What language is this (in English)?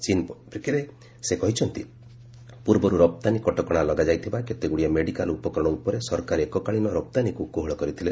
Odia